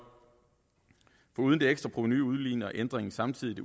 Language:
Danish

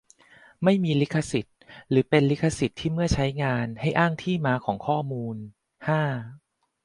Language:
Thai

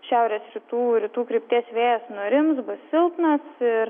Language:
Lithuanian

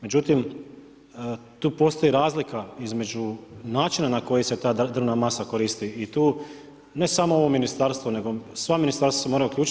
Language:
Croatian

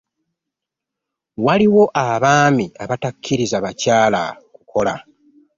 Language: Ganda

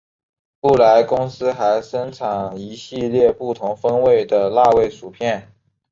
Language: Chinese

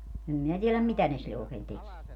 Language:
Finnish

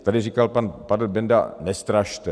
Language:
Czech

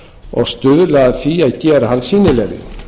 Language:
Icelandic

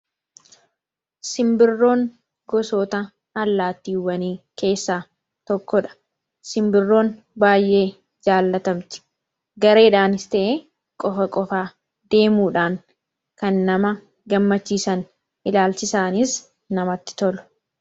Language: Oromo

